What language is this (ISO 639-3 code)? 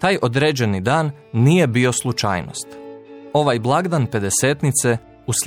hrv